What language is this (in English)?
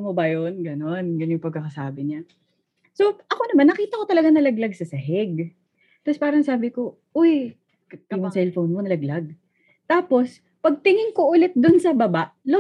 Filipino